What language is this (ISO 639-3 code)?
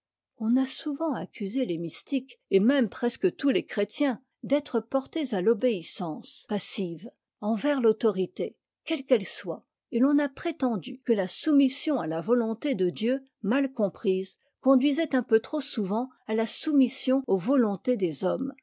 fra